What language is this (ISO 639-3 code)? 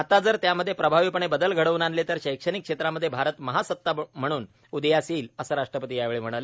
mar